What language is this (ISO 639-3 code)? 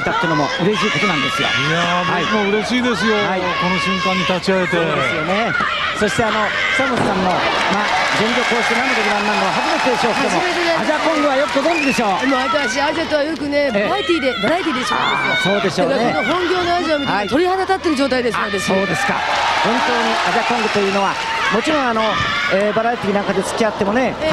jpn